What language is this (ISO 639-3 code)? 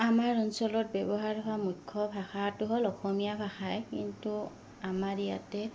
asm